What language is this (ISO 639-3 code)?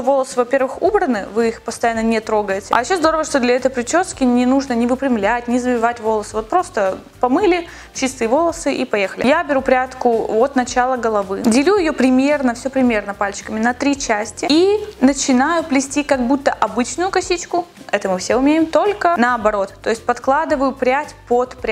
rus